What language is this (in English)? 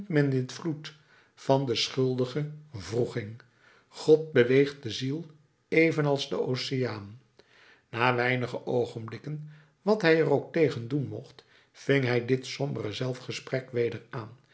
Dutch